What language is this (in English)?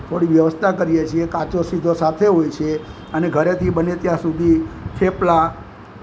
Gujarati